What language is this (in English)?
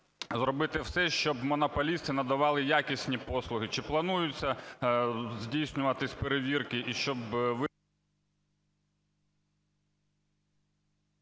Ukrainian